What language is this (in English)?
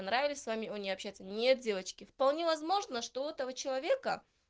Russian